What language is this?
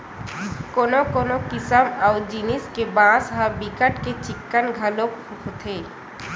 Chhattisgarhi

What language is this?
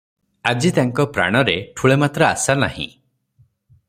Odia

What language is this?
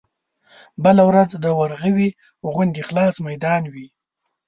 Pashto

